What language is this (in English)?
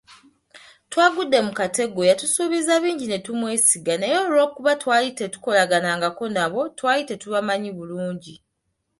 Ganda